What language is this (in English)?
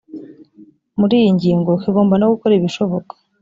Kinyarwanda